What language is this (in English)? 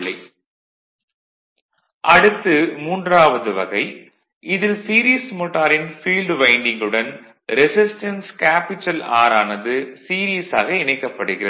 Tamil